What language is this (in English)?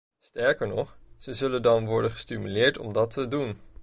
Dutch